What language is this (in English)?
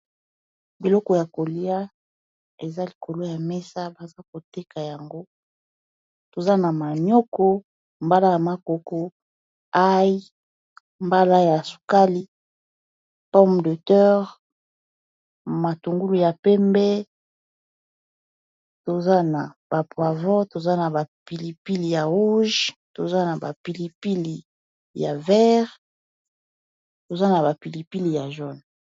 Lingala